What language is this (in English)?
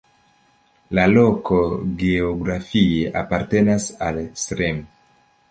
Esperanto